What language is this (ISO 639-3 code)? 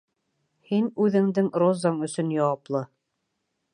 bak